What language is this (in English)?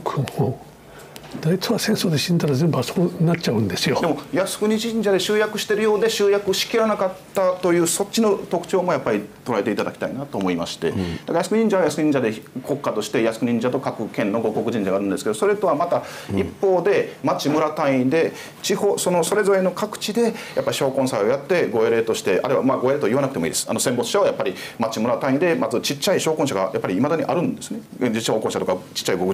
Japanese